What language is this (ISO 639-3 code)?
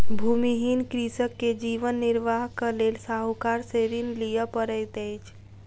mai